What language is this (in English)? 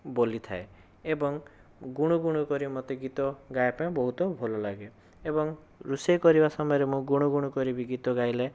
Odia